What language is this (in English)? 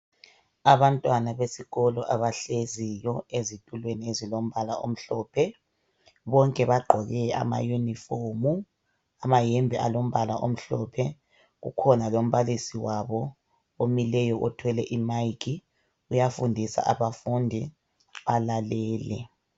North Ndebele